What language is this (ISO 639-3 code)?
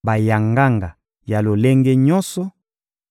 lin